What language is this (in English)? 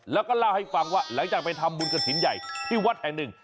Thai